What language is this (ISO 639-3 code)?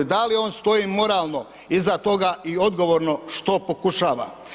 hrv